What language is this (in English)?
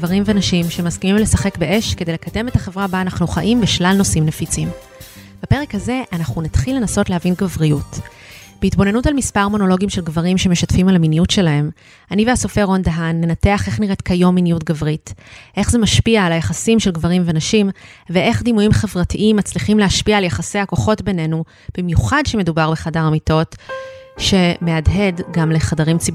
Hebrew